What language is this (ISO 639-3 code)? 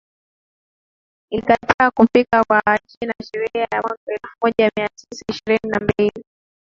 swa